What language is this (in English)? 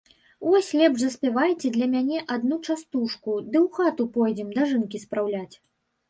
Belarusian